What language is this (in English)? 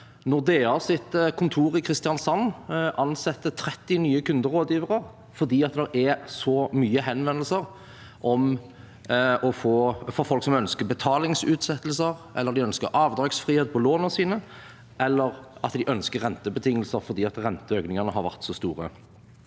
Norwegian